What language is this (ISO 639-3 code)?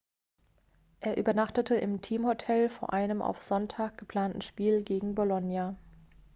deu